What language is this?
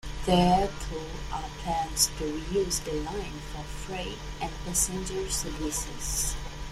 English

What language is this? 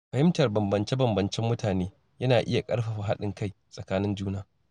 Hausa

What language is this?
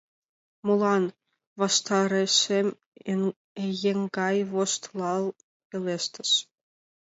Mari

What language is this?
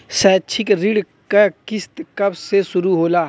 Bhojpuri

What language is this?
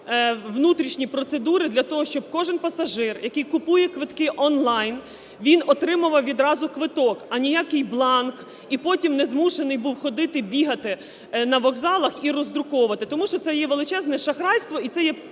Ukrainian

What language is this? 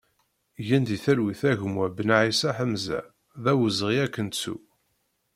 Kabyle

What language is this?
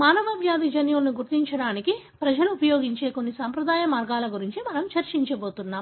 Telugu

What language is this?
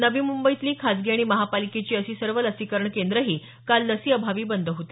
Marathi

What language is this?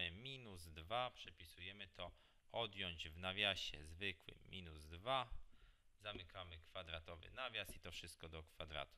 Polish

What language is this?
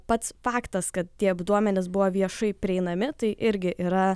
Lithuanian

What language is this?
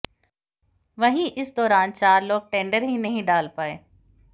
Hindi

